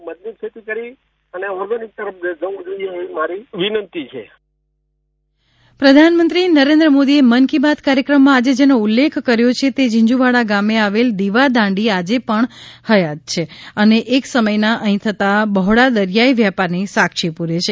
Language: Gujarati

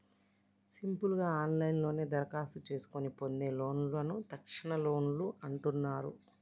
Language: Telugu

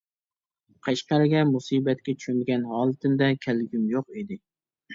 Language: Uyghur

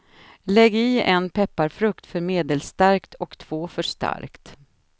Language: Swedish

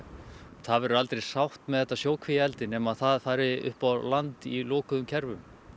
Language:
Icelandic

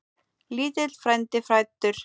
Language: Icelandic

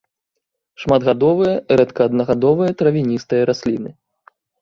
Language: Belarusian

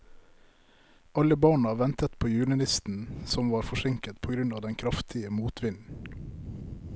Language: Norwegian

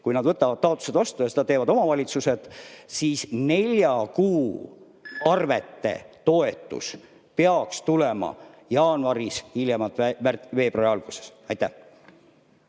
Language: Estonian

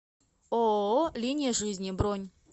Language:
Russian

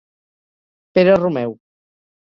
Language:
Catalan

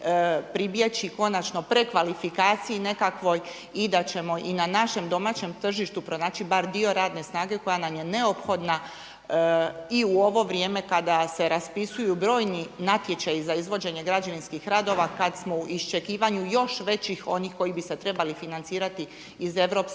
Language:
Croatian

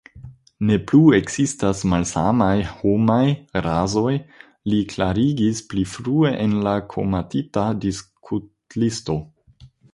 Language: Esperanto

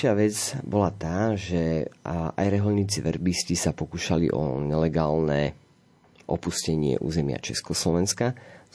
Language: Slovak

